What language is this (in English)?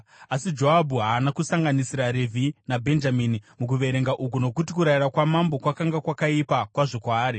Shona